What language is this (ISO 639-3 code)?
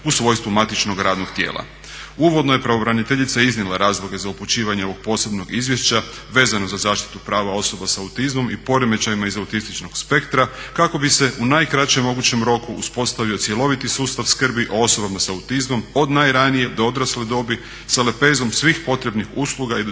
hrv